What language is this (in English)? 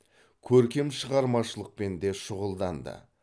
Kazakh